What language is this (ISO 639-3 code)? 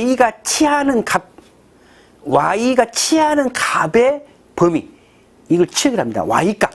kor